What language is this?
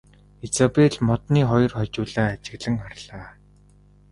Mongolian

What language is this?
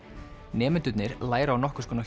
Icelandic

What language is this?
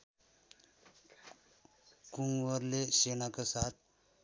Nepali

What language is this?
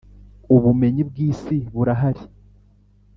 Kinyarwanda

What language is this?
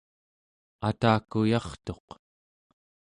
Central Yupik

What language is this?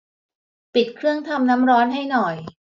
Thai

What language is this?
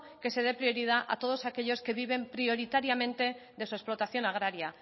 Spanish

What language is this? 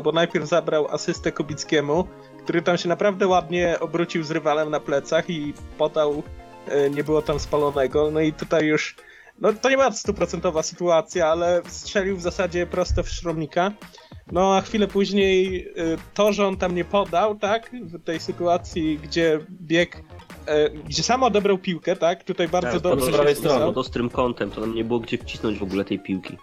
Polish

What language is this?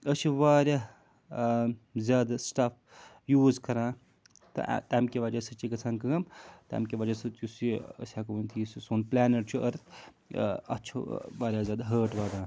Kashmiri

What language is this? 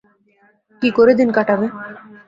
Bangla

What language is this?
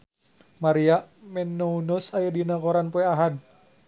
Sundanese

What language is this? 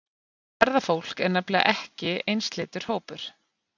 Icelandic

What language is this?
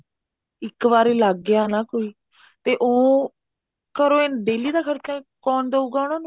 Punjabi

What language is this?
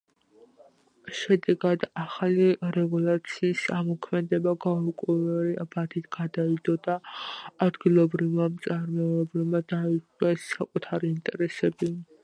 Georgian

